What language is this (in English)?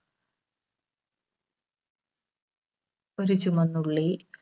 Malayalam